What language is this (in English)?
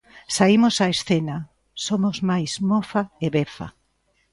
Galician